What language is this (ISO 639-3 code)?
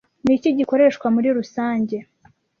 kin